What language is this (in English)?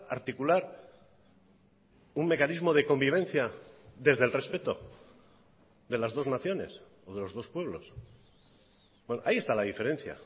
Spanish